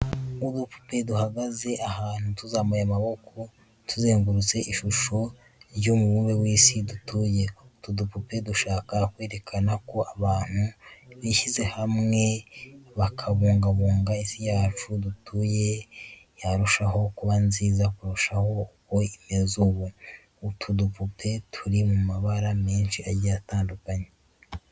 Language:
Kinyarwanda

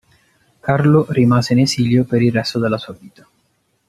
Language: Italian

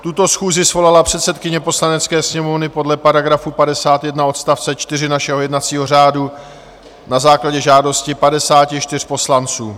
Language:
Czech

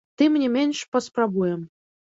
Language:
Belarusian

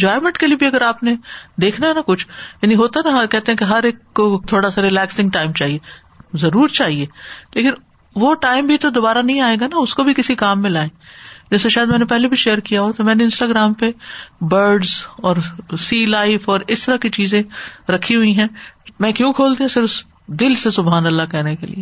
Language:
Urdu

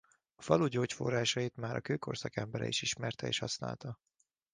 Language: Hungarian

